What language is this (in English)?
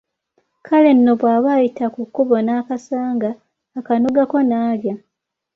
Ganda